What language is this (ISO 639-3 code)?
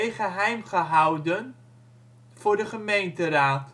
nld